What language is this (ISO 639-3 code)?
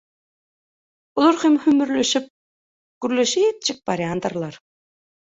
tuk